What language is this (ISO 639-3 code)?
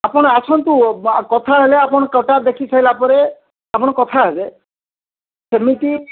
ori